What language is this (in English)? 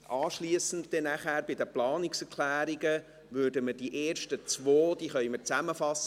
Swiss German